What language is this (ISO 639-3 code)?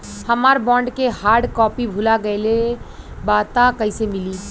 bho